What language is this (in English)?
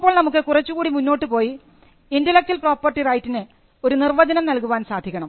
Malayalam